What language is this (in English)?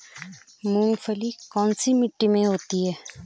Hindi